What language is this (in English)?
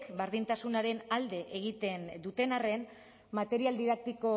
Basque